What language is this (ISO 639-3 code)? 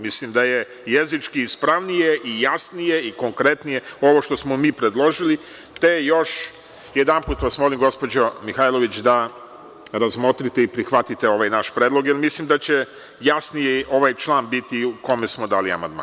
srp